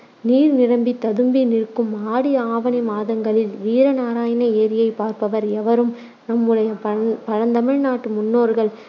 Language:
Tamil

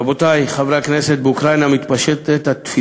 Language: Hebrew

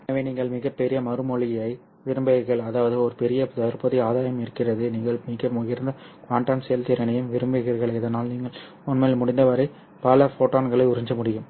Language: Tamil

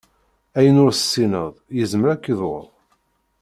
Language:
Kabyle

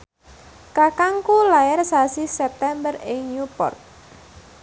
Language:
Javanese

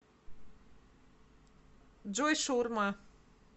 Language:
Russian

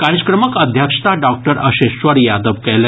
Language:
Maithili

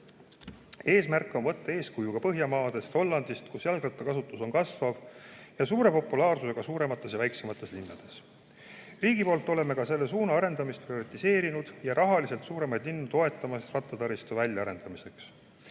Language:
Estonian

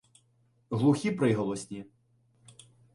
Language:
Ukrainian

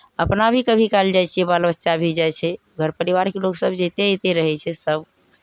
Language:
Maithili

